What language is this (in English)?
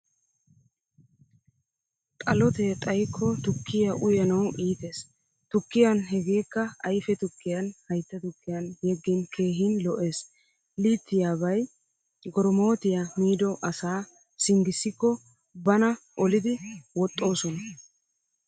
Wolaytta